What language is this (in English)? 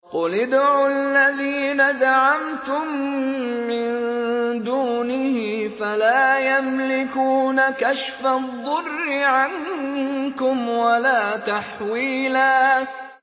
Arabic